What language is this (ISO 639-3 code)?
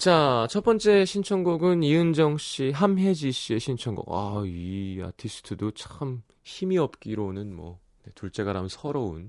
kor